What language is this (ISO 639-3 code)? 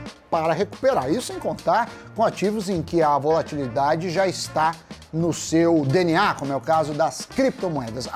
por